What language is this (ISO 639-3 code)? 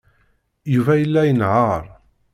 kab